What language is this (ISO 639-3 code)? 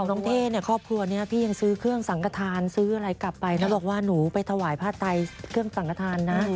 tha